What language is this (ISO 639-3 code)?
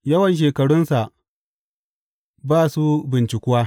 hau